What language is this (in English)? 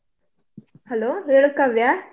Kannada